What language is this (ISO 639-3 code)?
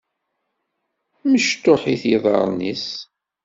kab